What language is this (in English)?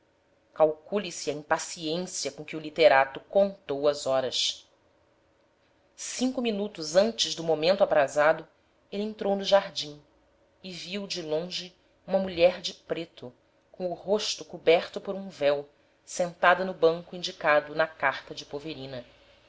Portuguese